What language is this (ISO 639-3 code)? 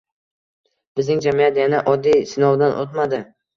uzb